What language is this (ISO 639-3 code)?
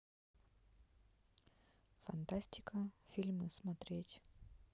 rus